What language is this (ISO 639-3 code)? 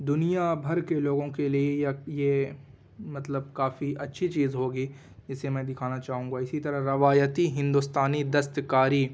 urd